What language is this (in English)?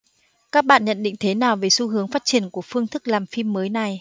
Vietnamese